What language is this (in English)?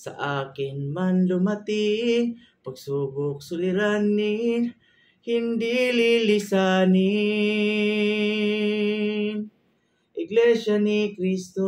Filipino